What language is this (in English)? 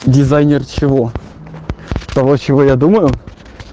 Russian